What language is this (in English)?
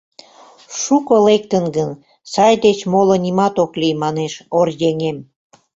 Mari